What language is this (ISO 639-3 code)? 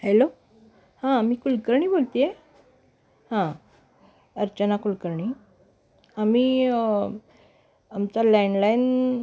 mar